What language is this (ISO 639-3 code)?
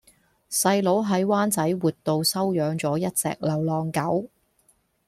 yue